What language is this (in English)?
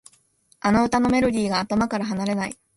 Japanese